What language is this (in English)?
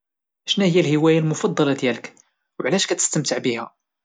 Moroccan Arabic